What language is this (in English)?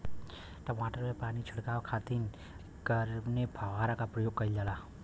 Bhojpuri